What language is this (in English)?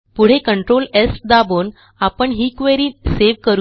Marathi